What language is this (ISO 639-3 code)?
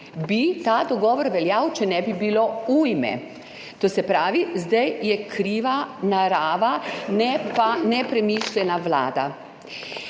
slv